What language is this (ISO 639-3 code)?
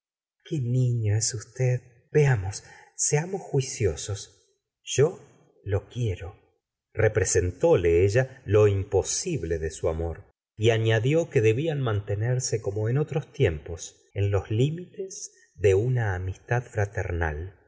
spa